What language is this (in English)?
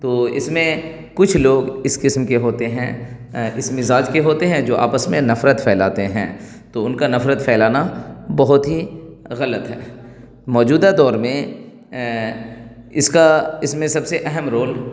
Urdu